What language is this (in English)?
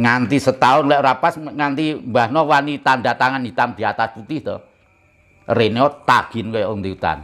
Indonesian